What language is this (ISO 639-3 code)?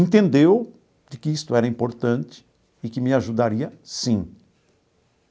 por